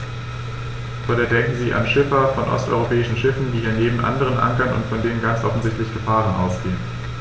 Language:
German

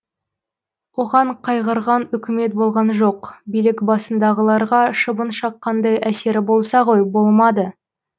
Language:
Kazakh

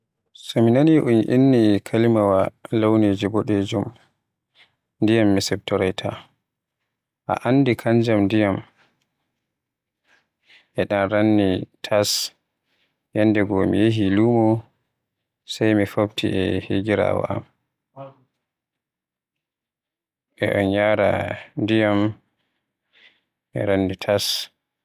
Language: Western Niger Fulfulde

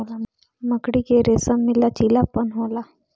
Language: Bhojpuri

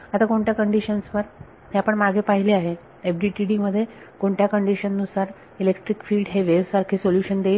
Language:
Marathi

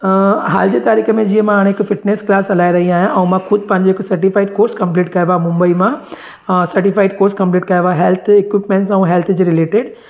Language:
Sindhi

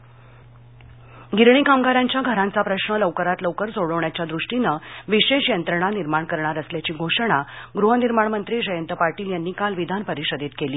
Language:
Marathi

